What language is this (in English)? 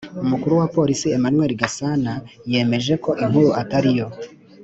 Kinyarwanda